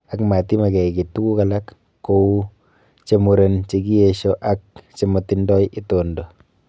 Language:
Kalenjin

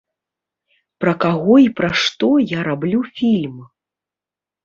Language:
Belarusian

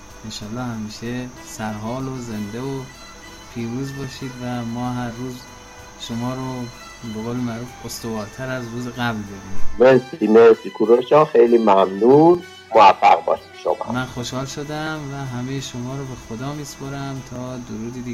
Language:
Persian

